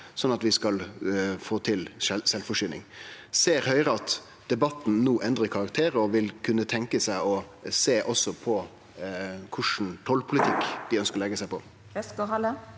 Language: Norwegian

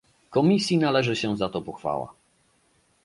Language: Polish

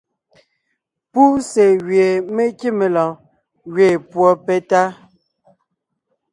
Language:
Ngiemboon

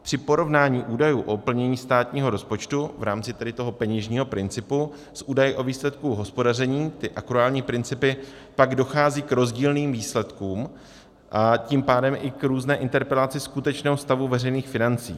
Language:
Czech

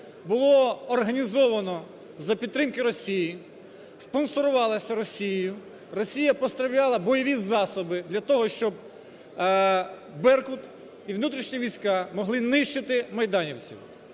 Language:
Ukrainian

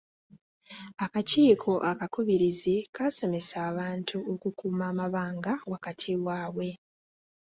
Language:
Ganda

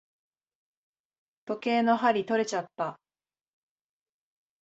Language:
Japanese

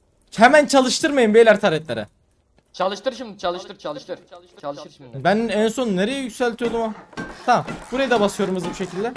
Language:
Turkish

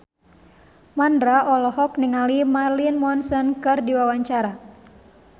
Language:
Sundanese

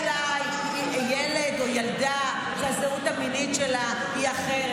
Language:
Hebrew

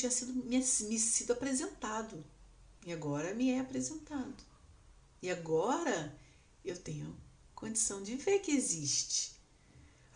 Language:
Portuguese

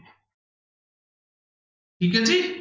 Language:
Punjabi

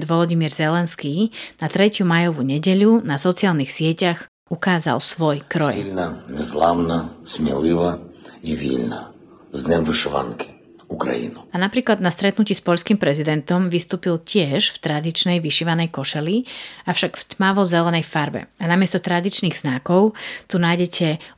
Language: Slovak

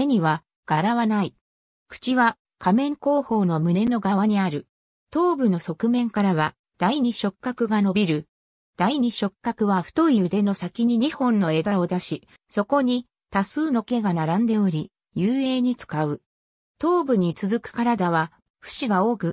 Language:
Japanese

